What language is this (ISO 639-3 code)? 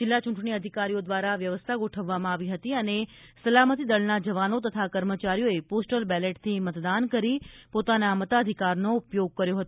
guj